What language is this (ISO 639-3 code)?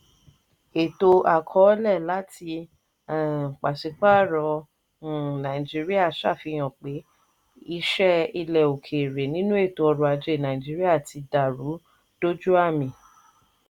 yor